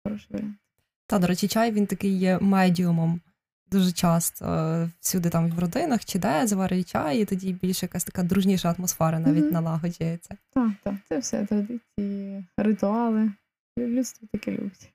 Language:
Ukrainian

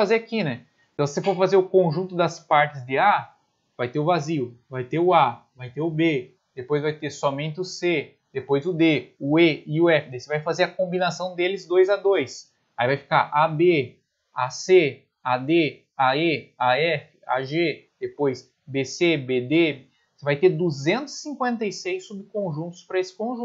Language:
Portuguese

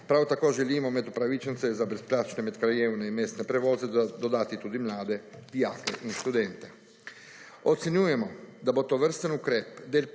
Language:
Slovenian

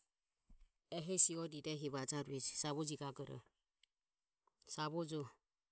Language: Ömie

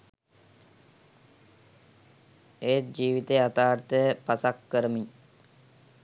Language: Sinhala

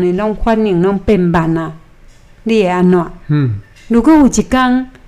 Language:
Chinese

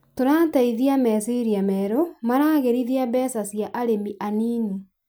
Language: Kikuyu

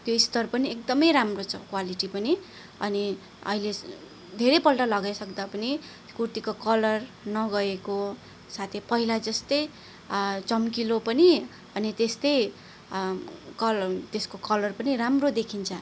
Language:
Nepali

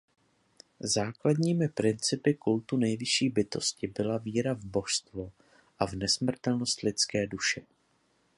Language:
Czech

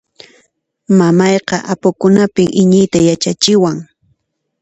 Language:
Puno Quechua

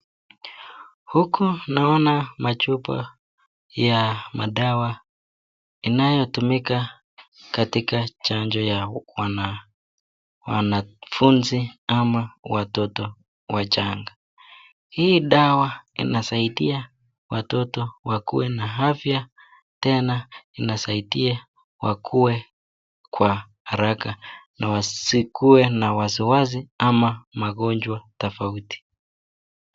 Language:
Swahili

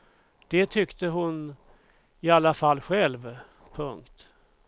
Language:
Swedish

